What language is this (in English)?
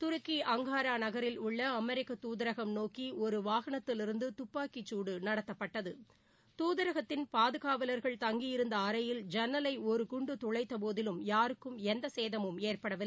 Tamil